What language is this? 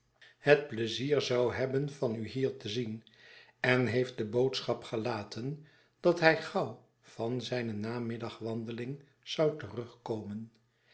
Dutch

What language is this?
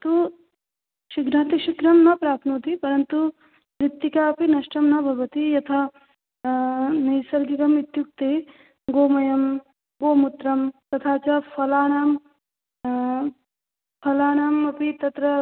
Sanskrit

